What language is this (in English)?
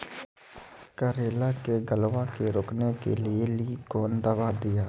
Maithili